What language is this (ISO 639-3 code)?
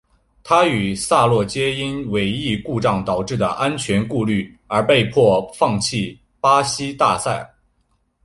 zho